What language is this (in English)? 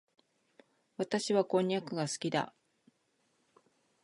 Japanese